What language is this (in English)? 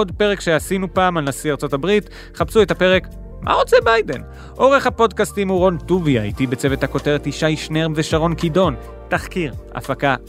Hebrew